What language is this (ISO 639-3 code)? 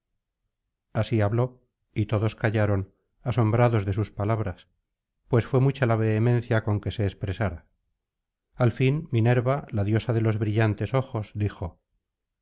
spa